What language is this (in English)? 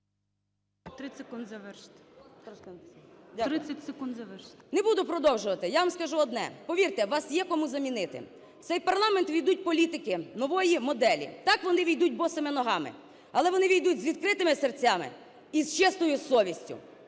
Ukrainian